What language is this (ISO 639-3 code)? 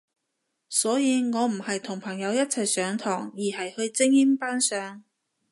yue